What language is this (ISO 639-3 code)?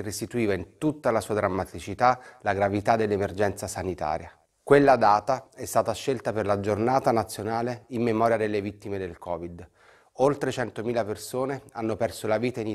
ita